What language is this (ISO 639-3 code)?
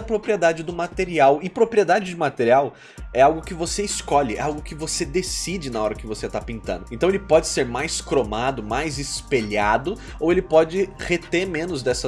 por